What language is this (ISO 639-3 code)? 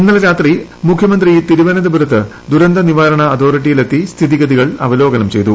mal